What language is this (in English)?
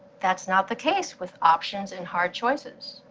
English